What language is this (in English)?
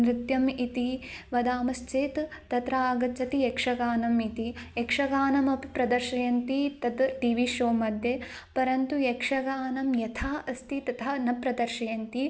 Sanskrit